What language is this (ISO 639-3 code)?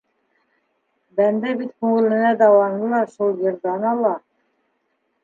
bak